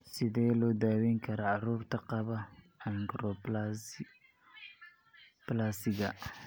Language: Somali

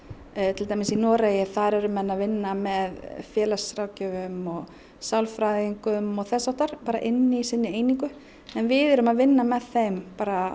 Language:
Icelandic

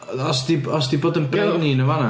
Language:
Welsh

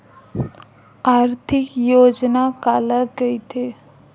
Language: Chhattisgarhi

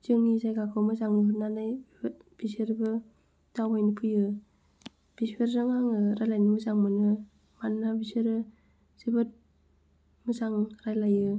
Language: Bodo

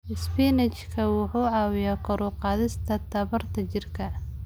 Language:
Somali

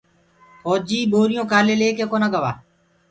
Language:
Gurgula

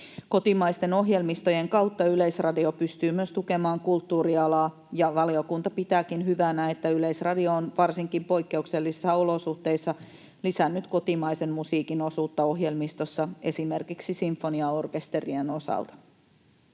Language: Finnish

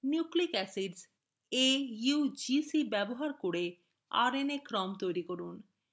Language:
Bangla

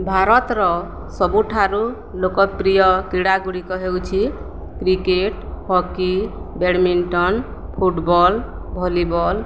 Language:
Odia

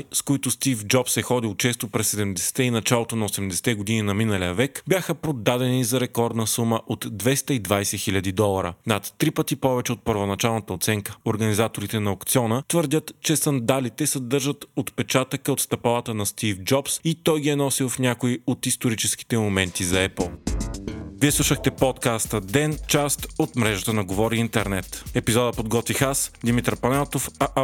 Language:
Bulgarian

